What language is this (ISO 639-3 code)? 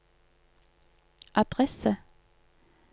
nor